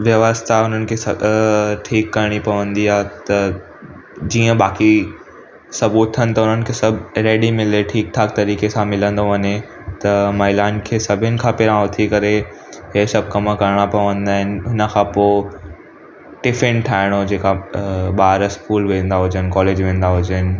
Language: Sindhi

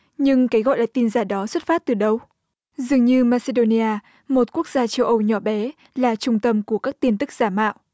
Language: Vietnamese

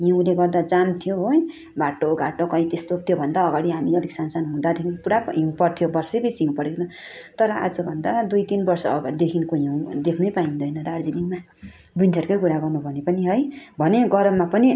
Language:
Nepali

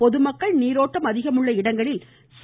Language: Tamil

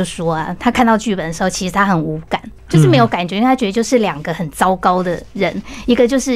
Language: Chinese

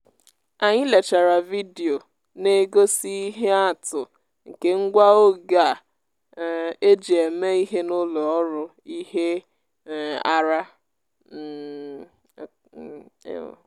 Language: Igbo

